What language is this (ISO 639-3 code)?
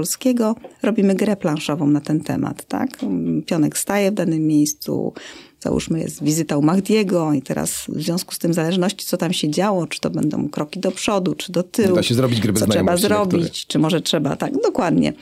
pol